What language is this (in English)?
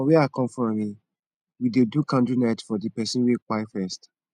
Nigerian Pidgin